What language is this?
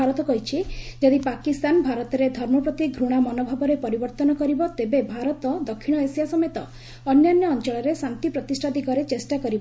Odia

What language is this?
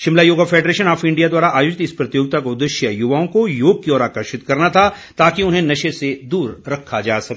Hindi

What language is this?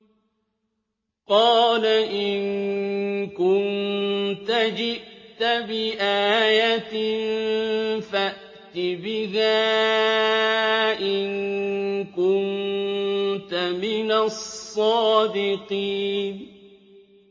Arabic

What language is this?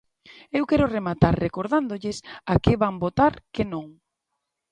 Galician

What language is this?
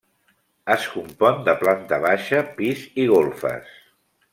Catalan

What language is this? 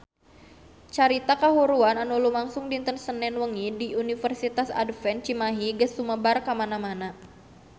Sundanese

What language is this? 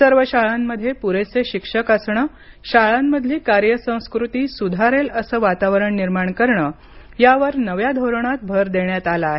Marathi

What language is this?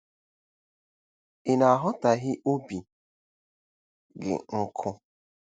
Igbo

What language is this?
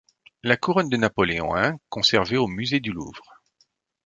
French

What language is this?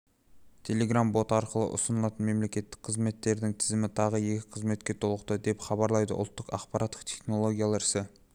Kazakh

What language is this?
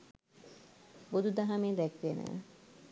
Sinhala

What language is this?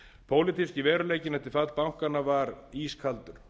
Icelandic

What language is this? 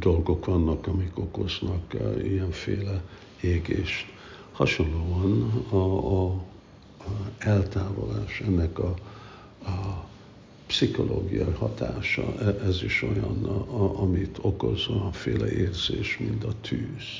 Hungarian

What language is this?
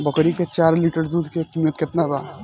Bhojpuri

